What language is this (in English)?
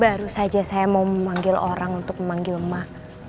Indonesian